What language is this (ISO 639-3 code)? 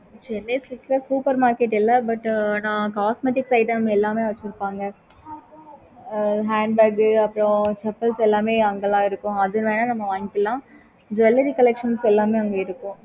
tam